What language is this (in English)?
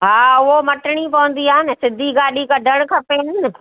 Sindhi